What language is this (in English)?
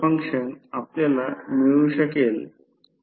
Marathi